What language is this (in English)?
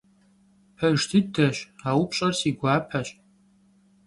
Kabardian